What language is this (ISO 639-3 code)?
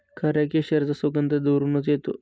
mar